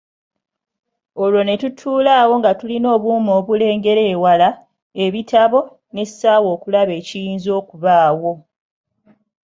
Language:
Ganda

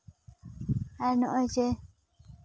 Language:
Santali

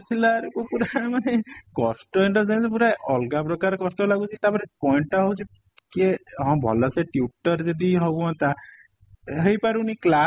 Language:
Odia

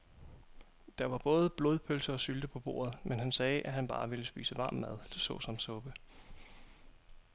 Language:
Danish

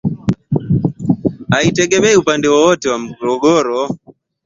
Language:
Swahili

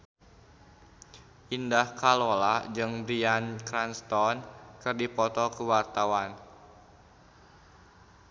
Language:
Sundanese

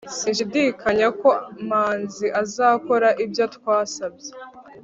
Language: Kinyarwanda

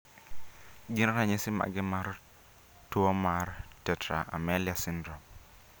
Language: Luo (Kenya and Tanzania)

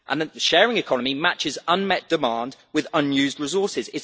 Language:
English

